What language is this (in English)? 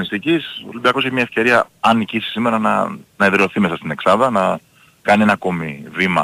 Greek